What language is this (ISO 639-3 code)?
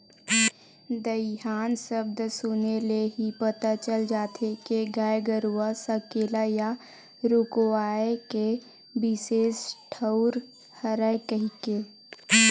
hne